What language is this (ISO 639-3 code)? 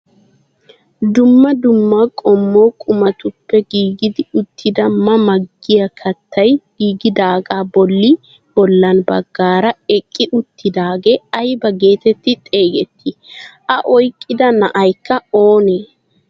wal